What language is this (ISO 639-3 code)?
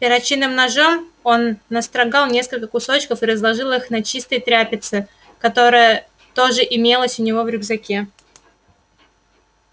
rus